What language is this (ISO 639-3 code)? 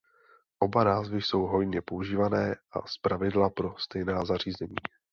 ces